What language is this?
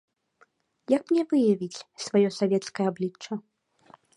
Belarusian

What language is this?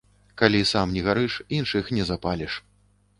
Belarusian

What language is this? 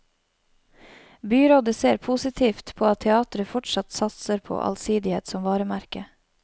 Norwegian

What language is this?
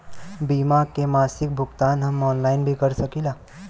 Bhojpuri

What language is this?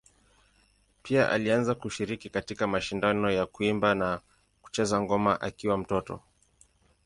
Swahili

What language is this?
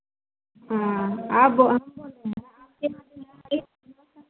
Hindi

